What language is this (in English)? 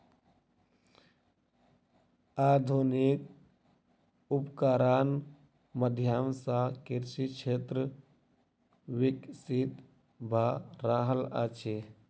Maithili